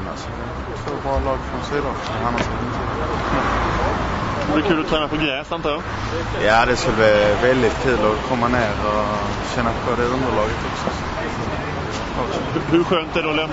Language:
Swedish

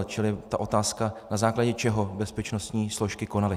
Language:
Czech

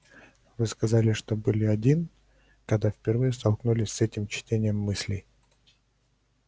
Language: Russian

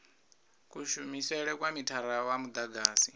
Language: Venda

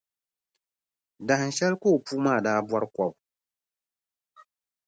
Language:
Dagbani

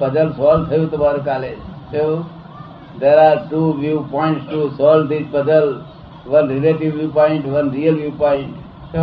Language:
Gujarati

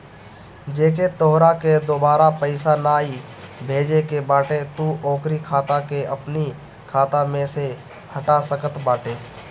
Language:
Bhojpuri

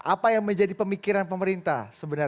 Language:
Indonesian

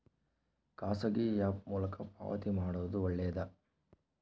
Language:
Kannada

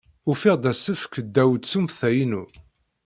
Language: Kabyle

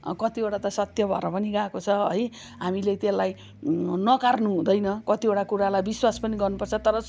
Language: Nepali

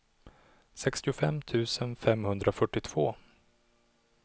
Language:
Swedish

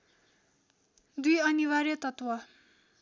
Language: Nepali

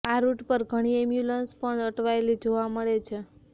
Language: Gujarati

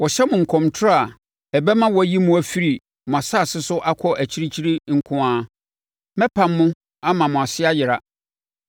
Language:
Akan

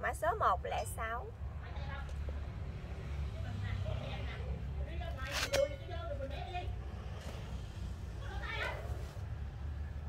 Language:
Vietnamese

